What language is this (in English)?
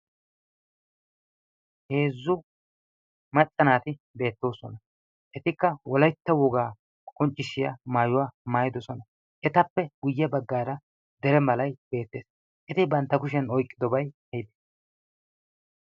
Wolaytta